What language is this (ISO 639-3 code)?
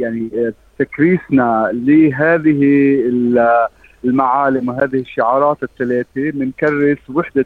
ara